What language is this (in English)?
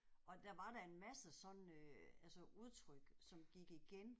Danish